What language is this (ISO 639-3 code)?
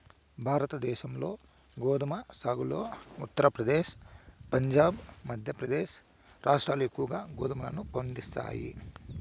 tel